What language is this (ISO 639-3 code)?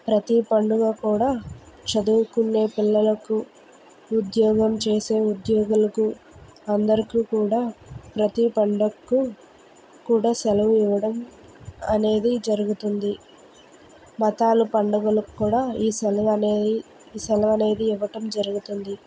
tel